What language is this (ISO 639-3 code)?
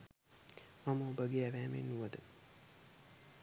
sin